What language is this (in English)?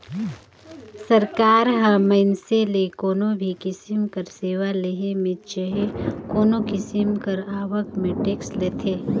Chhattisgarhi